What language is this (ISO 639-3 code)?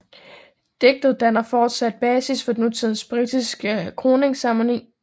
dan